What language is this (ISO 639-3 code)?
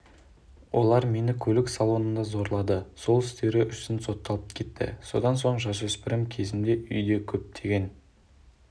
kaz